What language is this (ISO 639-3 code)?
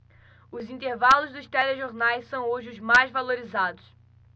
por